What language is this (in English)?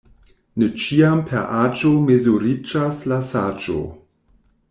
Esperanto